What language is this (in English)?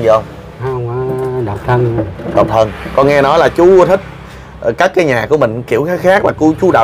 Vietnamese